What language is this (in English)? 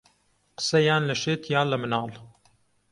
Central Kurdish